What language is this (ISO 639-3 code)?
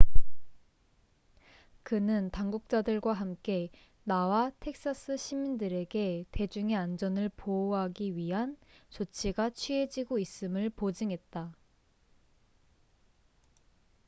kor